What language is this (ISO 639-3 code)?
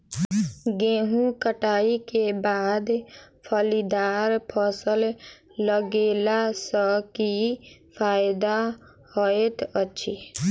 mai